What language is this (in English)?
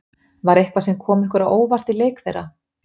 Icelandic